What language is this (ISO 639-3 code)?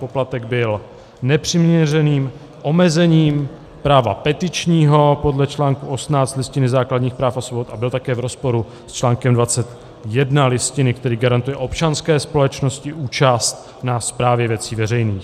ces